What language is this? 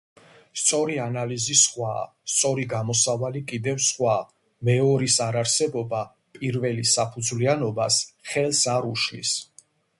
Georgian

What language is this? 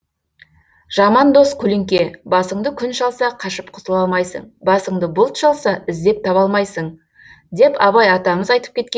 Kazakh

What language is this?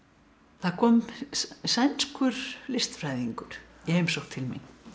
Icelandic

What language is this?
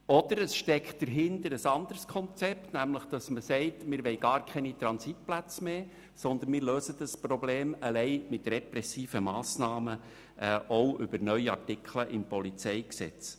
Swiss German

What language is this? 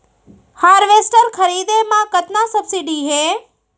Chhattisgarhi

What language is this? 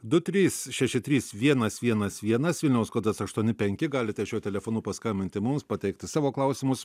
Lithuanian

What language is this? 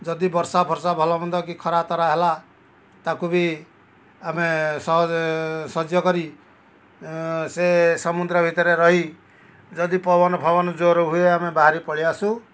Odia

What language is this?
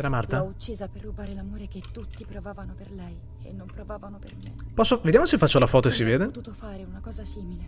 Italian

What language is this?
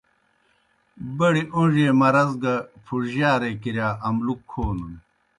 Kohistani Shina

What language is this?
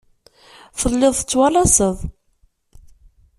Kabyle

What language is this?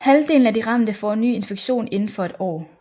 Danish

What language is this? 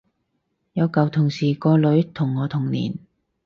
Cantonese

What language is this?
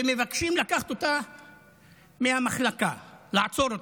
Hebrew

